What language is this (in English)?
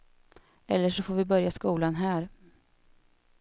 Swedish